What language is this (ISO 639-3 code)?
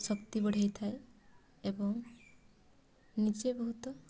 ori